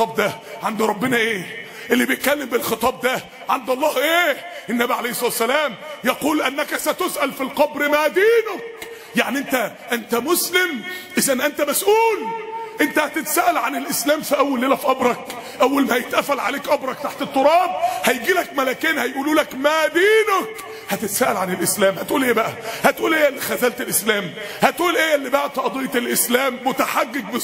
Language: Arabic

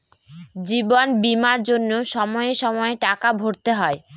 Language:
Bangla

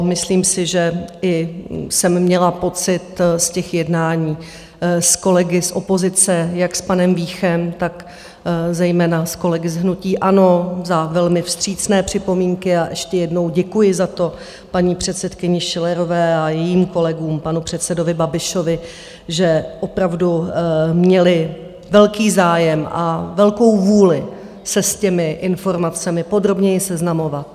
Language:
Czech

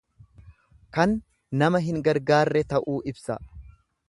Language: Oromo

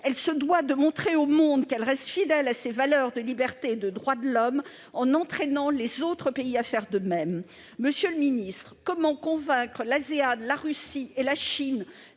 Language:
French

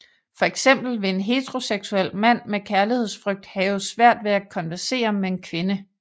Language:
Danish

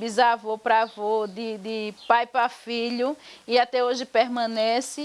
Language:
Portuguese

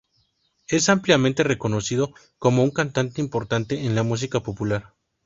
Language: Spanish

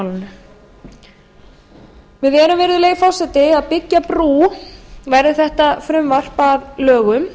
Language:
Icelandic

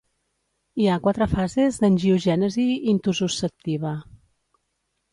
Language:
Catalan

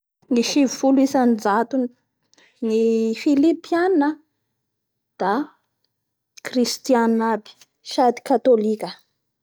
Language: Bara Malagasy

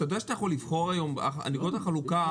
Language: Hebrew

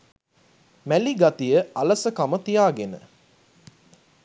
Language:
Sinhala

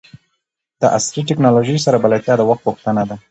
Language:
Pashto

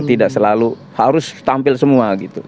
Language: Indonesian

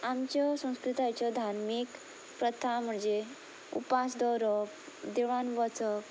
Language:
Konkani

